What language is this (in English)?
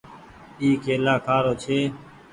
Goaria